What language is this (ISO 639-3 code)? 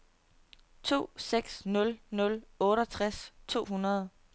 dan